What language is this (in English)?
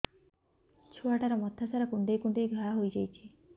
Odia